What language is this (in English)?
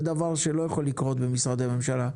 Hebrew